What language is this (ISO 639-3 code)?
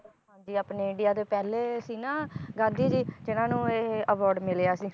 pan